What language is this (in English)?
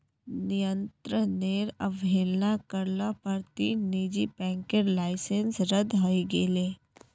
Magahi